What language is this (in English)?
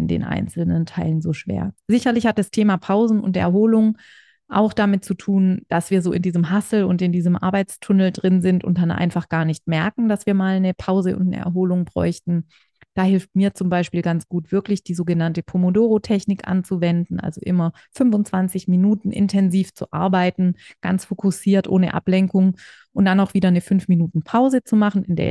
German